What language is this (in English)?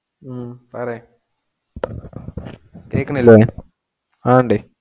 Malayalam